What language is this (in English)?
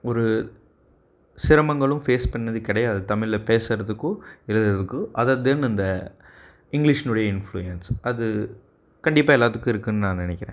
Tamil